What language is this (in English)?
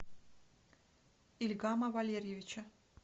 Russian